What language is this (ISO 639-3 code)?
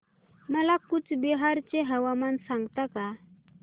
mar